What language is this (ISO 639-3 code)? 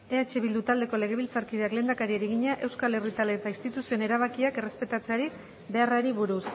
eus